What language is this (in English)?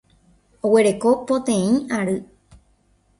Guarani